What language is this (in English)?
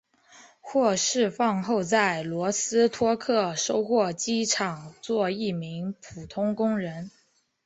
Chinese